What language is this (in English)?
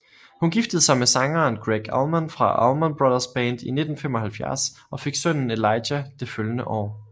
Danish